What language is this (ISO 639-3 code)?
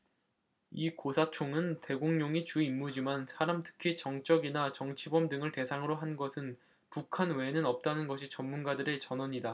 kor